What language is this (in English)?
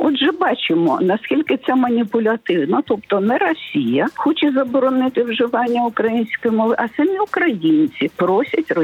Ukrainian